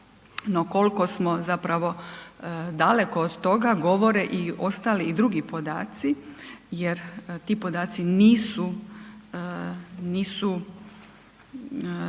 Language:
Croatian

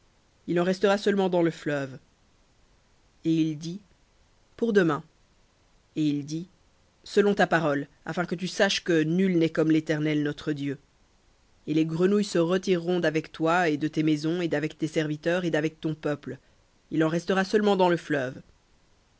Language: French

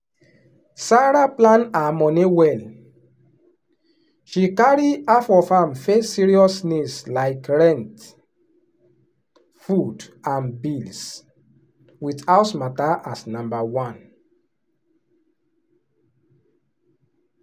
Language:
Nigerian Pidgin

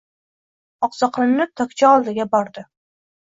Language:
Uzbek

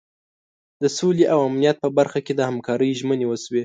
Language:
Pashto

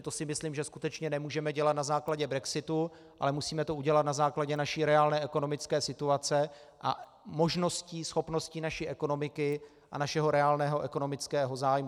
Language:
Czech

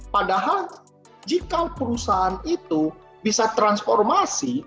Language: Indonesian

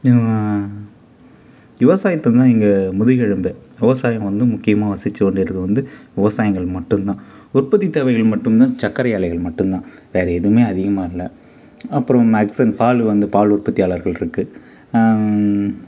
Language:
Tamil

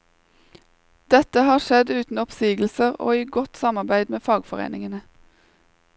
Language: Norwegian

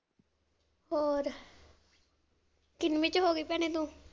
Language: Punjabi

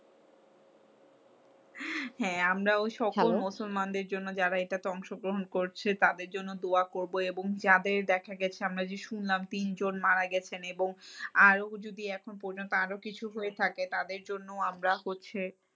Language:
Bangla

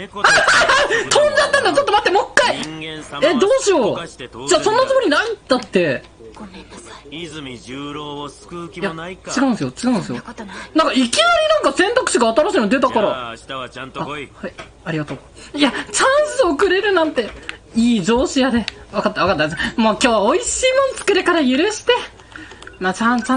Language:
Japanese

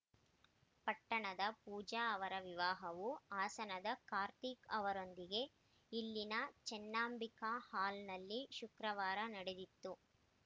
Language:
Kannada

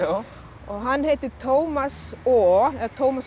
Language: Icelandic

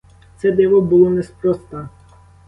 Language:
Ukrainian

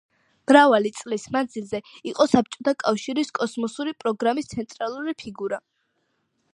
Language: Georgian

